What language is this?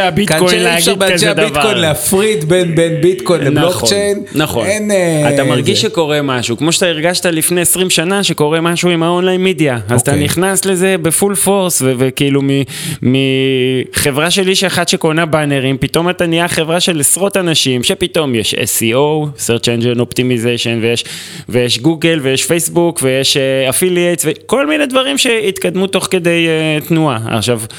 Hebrew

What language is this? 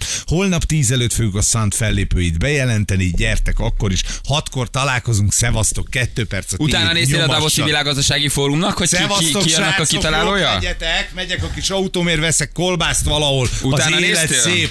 Hungarian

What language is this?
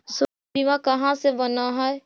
Magahi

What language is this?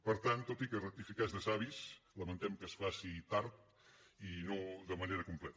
Catalan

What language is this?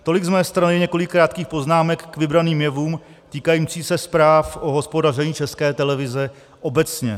Czech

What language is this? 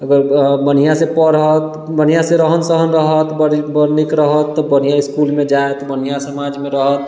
Maithili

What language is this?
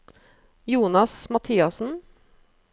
Norwegian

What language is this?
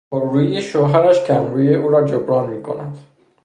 Persian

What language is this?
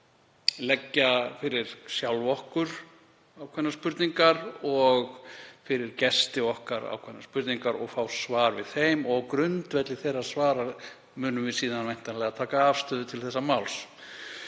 Icelandic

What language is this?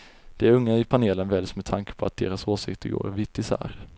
Swedish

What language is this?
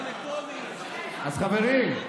Hebrew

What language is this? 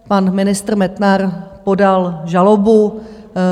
Czech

